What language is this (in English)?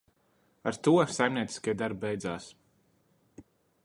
Latvian